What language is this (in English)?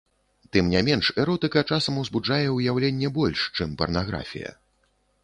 Belarusian